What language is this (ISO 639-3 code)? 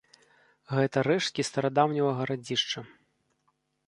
bel